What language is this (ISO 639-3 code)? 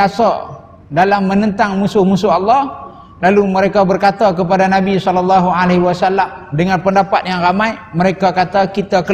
msa